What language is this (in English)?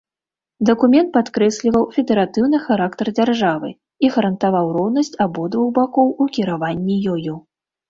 Belarusian